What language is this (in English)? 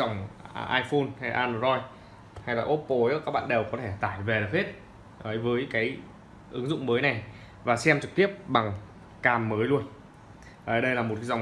Vietnamese